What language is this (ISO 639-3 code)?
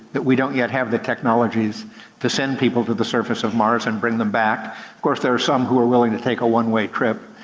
eng